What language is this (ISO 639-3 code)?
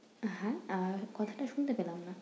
ben